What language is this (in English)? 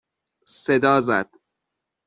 Persian